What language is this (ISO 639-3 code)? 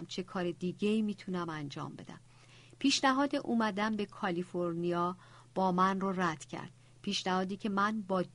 fas